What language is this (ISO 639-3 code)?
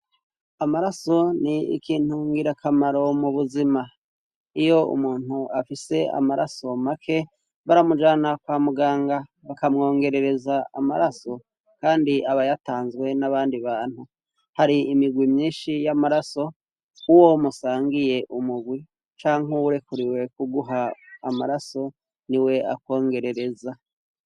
run